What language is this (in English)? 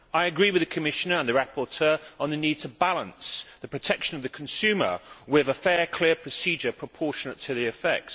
English